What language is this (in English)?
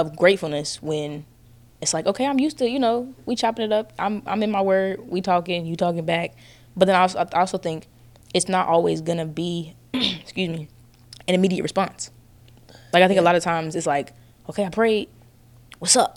English